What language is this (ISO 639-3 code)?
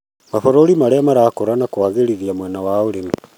kik